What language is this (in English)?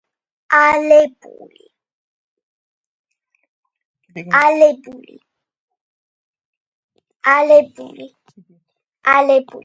Georgian